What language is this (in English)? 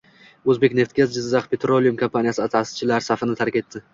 Uzbek